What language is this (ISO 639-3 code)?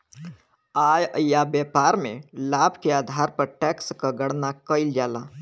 bho